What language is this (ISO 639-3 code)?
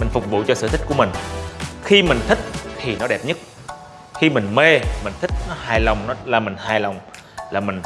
vie